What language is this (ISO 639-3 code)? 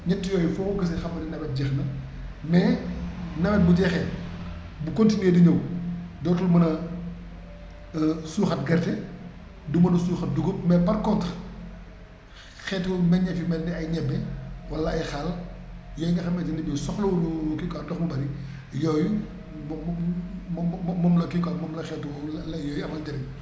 wol